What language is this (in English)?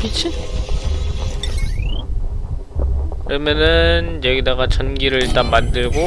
Korean